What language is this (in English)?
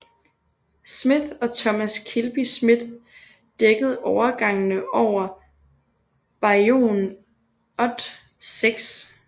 Danish